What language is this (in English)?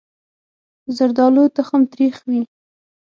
Pashto